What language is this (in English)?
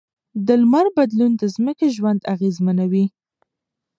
Pashto